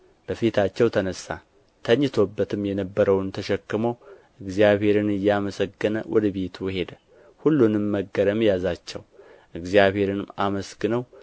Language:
Amharic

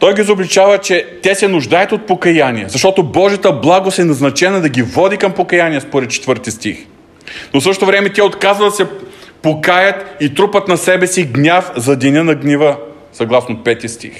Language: Bulgarian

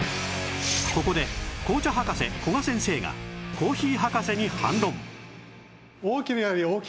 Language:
Japanese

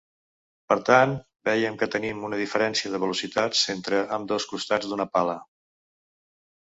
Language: Catalan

